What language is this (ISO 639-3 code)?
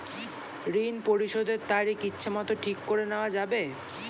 ben